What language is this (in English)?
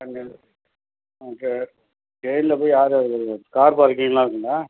Tamil